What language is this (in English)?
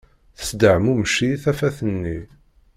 Kabyle